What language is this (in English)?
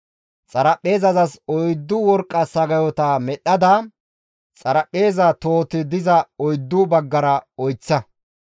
Gamo